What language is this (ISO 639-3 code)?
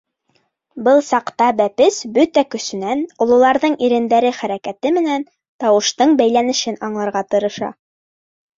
bak